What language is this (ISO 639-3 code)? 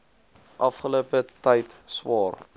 afr